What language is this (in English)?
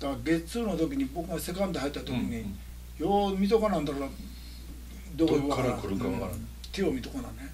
Japanese